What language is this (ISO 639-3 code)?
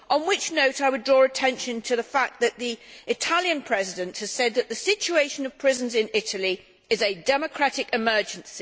eng